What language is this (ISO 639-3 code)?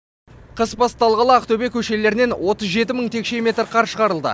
kaz